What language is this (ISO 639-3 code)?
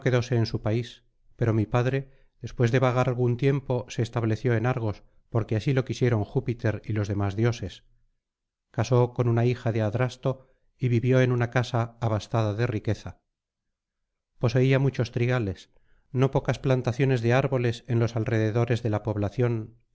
spa